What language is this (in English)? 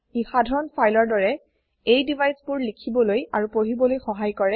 Assamese